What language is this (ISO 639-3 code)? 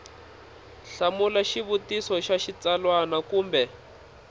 tso